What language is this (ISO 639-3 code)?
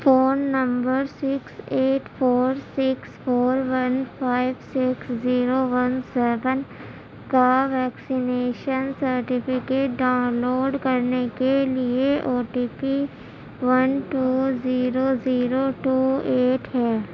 urd